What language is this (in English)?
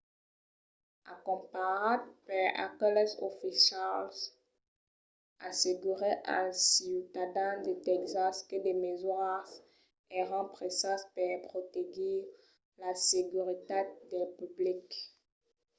Occitan